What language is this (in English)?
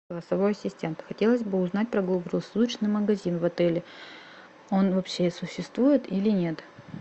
Russian